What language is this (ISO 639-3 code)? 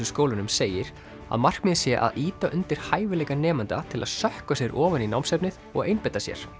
isl